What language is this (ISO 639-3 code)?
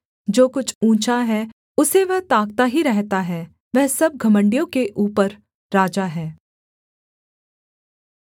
hin